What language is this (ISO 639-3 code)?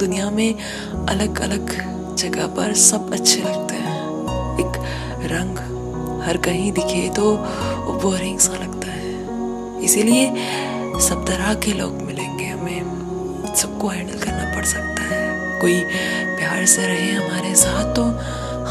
hin